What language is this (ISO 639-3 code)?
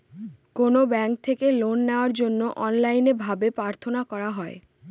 ben